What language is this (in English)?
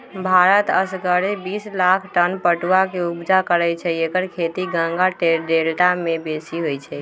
Magahi